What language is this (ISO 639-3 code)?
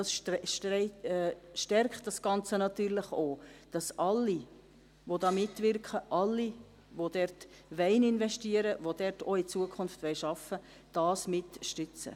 gsw